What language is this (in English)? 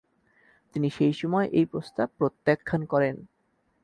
Bangla